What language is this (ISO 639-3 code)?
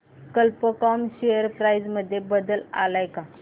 mar